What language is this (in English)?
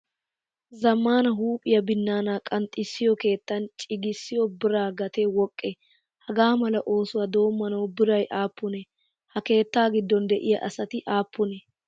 Wolaytta